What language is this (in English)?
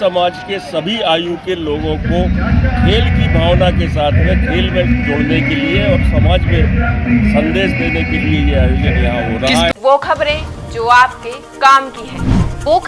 Hindi